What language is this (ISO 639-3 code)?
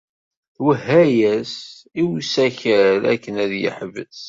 kab